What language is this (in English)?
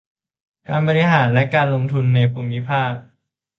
Thai